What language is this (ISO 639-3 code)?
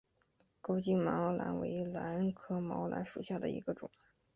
zho